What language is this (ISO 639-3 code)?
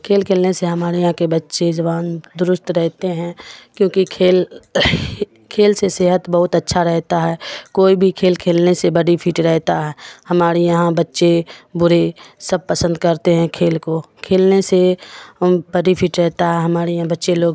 urd